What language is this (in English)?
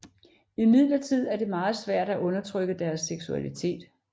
Danish